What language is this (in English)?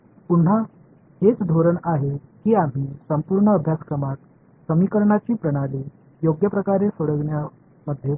Marathi